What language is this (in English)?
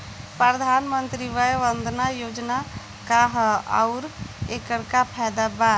Bhojpuri